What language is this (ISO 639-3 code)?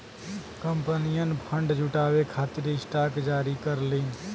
bho